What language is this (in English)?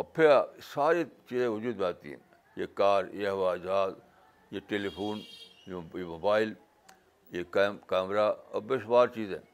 Urdu